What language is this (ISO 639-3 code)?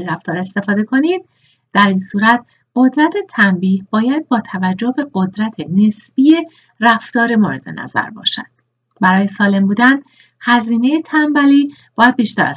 fas